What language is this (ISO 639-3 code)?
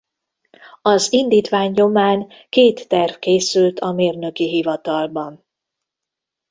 hun